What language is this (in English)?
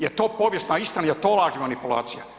Croatian